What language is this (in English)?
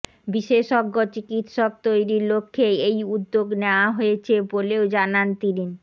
Bangla